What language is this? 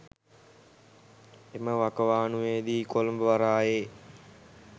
Sinhala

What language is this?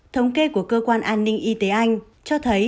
Vietnamese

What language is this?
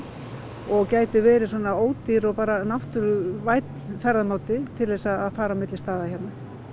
Icelandic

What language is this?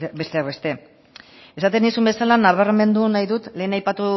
Basque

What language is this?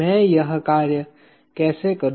Hindi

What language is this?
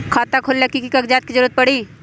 Magahi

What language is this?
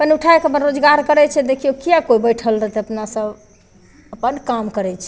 Maithili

